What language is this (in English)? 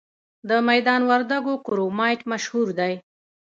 Pashto